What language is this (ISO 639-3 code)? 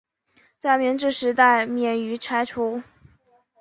zho